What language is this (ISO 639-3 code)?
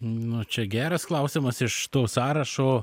lit